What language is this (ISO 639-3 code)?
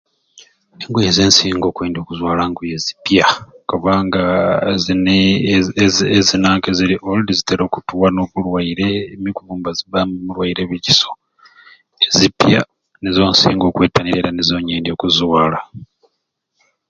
ruc